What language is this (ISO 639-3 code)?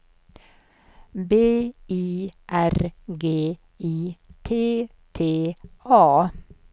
swe